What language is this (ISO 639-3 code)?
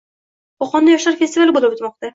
uzb